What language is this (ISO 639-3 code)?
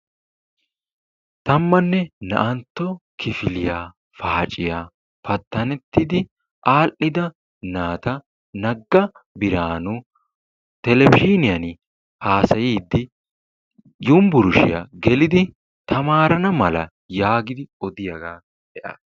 wal